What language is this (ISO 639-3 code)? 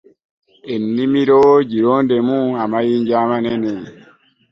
lug